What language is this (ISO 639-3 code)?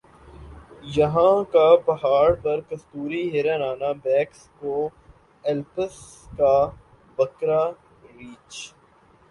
urd